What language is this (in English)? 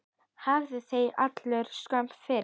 Icelandic